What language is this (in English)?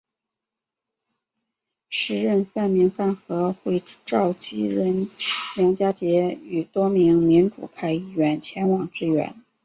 Chinese